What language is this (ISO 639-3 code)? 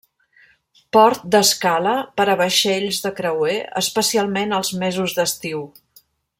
cat